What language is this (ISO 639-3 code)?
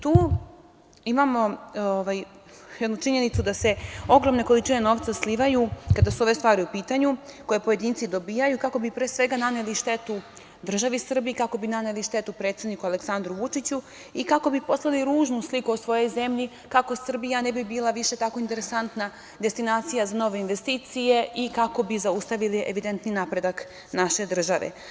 srp